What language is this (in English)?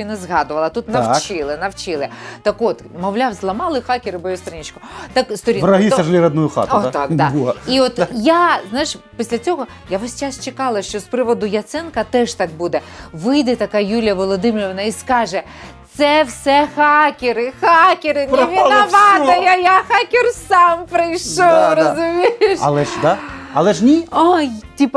Ukrainian